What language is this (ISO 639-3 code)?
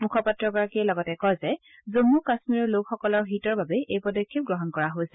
asm